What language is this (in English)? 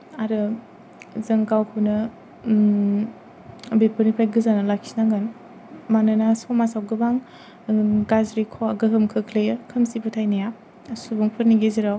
Bodo